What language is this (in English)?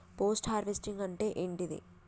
Telugu